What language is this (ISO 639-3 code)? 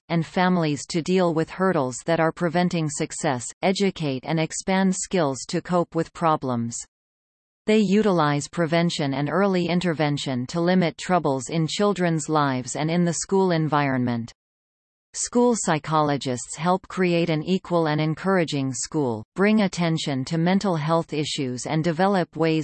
eng